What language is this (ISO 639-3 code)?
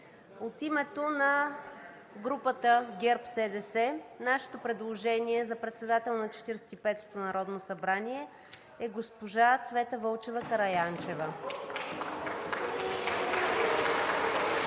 bul